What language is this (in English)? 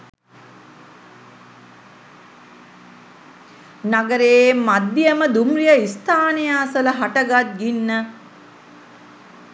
Sinhala